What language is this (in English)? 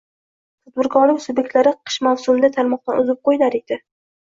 Uzbek